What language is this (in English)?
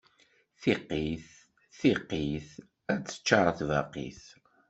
Kabyle